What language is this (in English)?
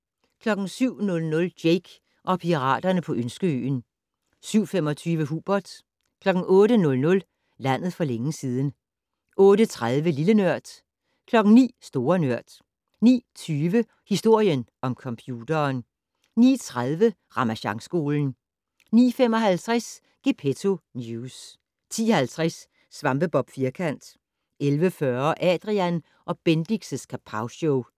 Danish